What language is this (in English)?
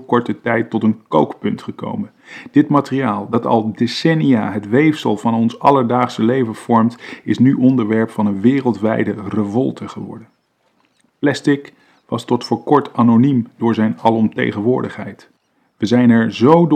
Dutch